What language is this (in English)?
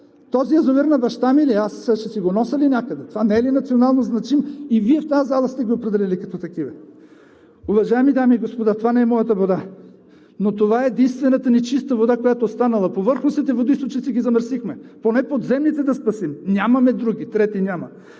Bulgarian